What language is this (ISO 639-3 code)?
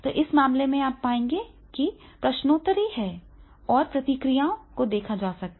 hin